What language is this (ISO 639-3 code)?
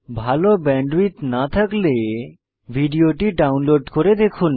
ben